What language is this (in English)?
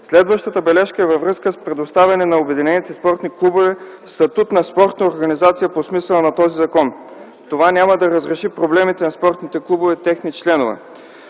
Bulgarian